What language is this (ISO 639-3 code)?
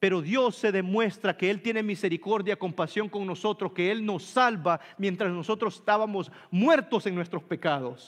spa